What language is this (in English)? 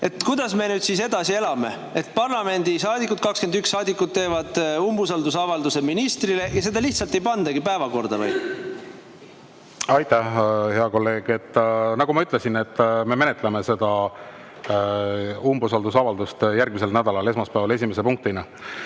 Estonian